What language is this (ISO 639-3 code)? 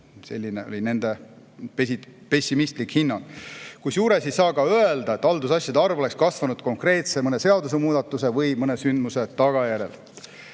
est